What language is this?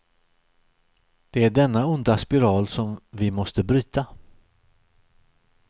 Swedish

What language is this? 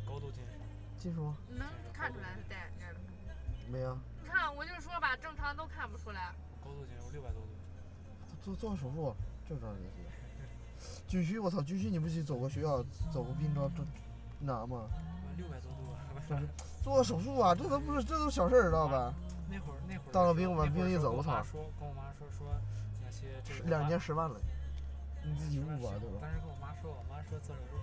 Chinese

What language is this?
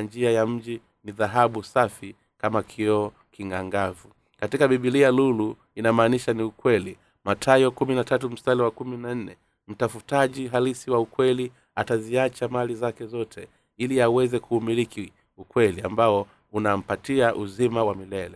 Swahili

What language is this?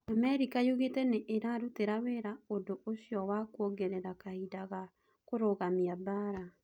Kikuyu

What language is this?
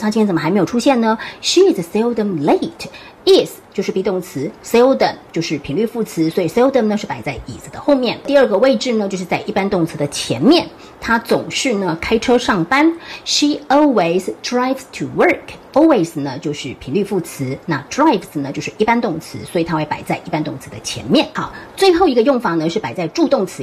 Chinese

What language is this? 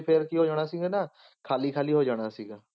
Punjabi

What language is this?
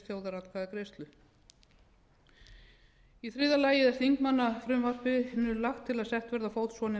Icelandic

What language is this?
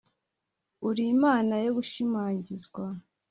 Kinyarwanda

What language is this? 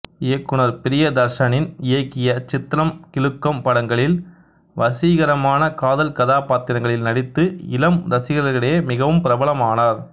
Tamil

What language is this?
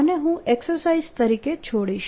Gujarati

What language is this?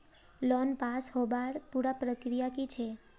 Magahi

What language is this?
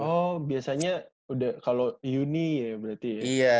Indonesian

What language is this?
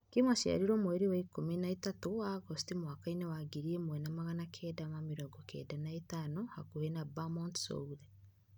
Kikuyu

